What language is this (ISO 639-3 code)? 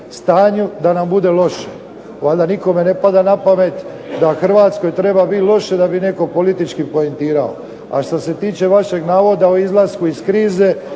hrv